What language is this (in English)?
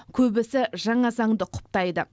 Kazakh